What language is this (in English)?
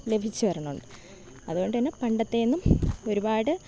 Malayalam